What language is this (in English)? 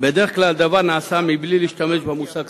Hebrew